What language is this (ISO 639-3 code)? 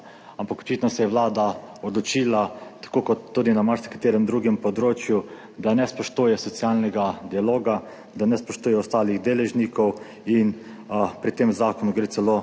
slv